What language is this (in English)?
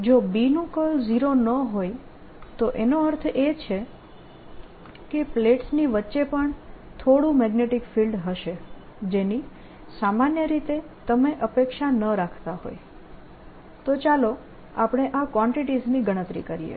Gujarati